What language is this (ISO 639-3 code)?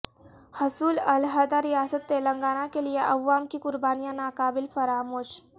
urd